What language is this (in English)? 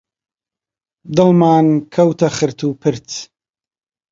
Central Kurdish